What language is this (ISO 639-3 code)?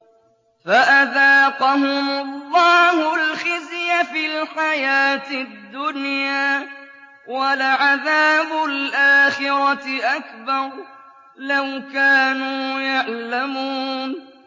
ara